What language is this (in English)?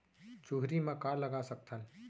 Chhattisgarhi